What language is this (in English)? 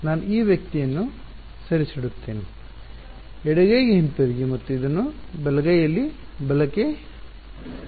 Kannada